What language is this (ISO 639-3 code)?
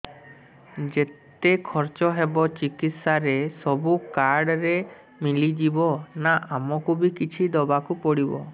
ori